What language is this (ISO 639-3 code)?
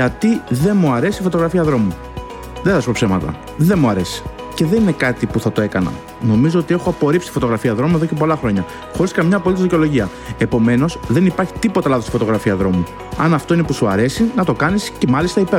ell